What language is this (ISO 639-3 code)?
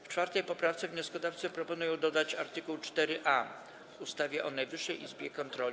pol